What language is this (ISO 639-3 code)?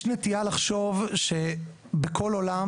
heb